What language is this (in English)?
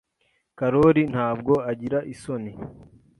Kinyarwanda